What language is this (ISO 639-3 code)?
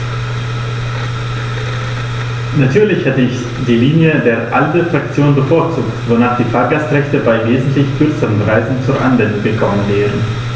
deu